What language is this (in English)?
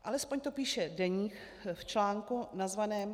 Czech